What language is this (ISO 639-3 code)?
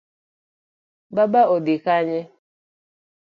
luo